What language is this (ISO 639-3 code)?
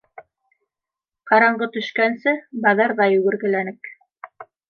bak